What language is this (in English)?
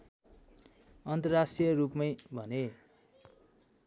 Nepali